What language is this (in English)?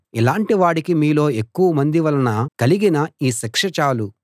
Telugu